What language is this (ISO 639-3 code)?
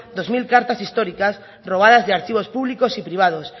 spa